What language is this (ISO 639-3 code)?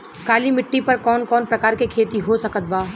bho